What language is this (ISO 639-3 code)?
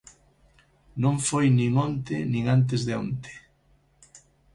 glg